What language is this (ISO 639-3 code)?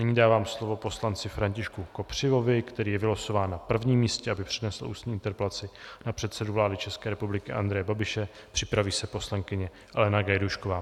ces